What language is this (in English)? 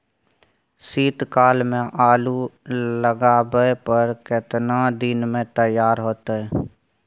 Maithili